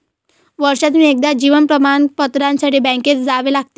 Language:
Marathi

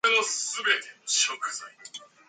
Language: English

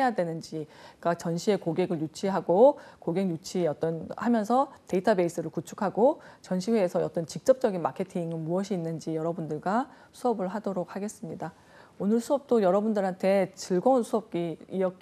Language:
Korean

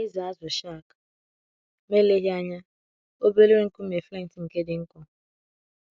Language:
Igbo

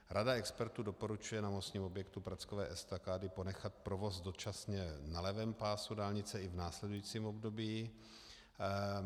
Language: Czech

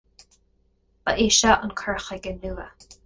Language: Irish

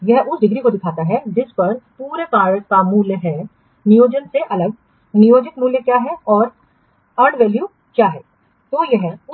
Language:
Hindi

